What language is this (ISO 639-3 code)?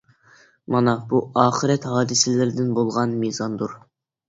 uig